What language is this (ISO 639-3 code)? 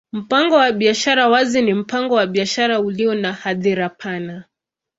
swa